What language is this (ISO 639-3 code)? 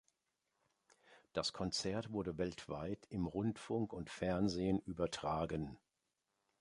deu